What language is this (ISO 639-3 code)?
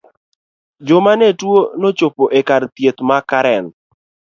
luo